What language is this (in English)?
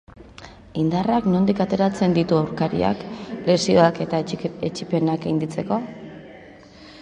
Basque